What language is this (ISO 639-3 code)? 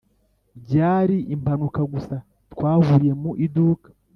kin